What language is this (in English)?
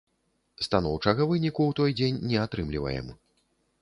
Belarusian